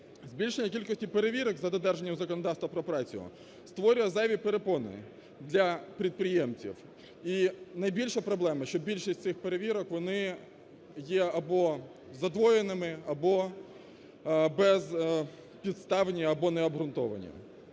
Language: Ukrainian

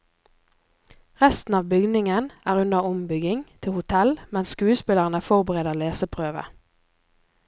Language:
Norwegian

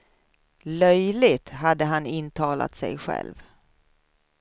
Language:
Swedish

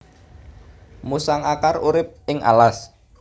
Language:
Javanese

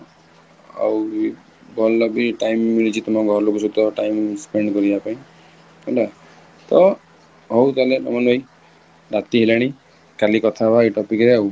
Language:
Odia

